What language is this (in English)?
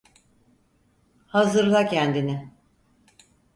Turkish